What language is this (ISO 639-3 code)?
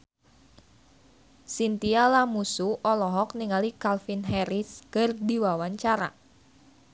sun